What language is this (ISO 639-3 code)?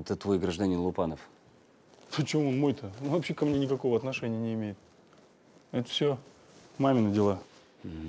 rus